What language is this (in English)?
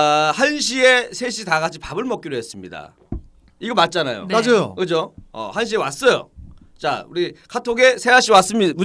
Korean